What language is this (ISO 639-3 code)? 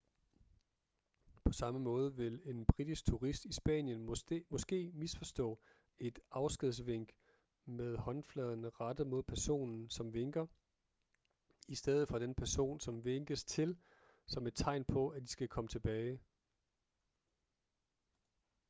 dan